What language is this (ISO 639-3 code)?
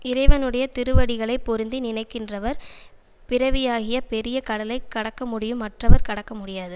tam